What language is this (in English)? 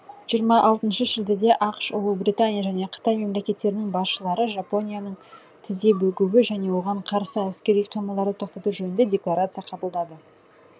Kazakh